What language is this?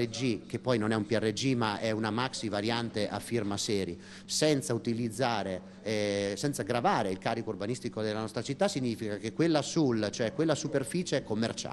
Italian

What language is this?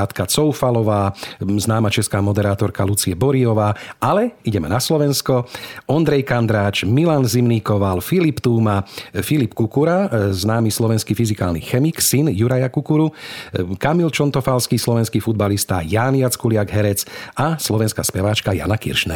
Slovak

